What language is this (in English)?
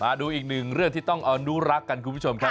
Thai